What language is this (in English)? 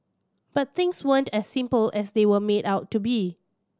English